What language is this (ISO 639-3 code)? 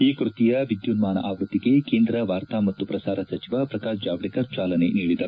kan